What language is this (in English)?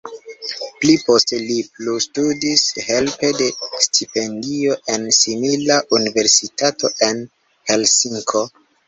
Esperanto